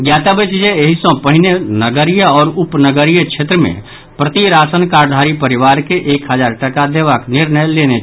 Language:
Maithili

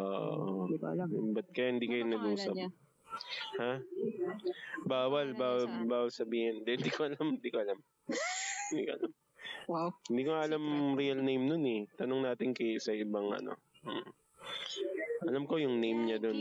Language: Filipino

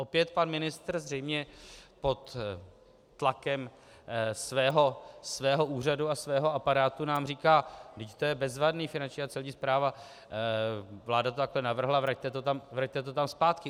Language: Czech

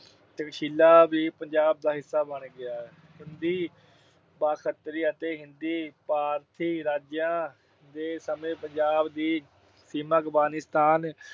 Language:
Punjabi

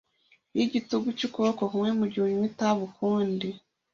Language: Kinyarwanda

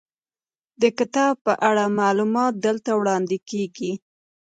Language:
Pashto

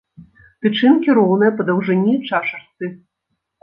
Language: Belarusian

